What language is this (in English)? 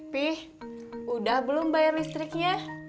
Indonesian